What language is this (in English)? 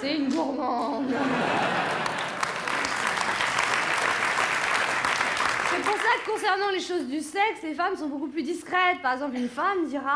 French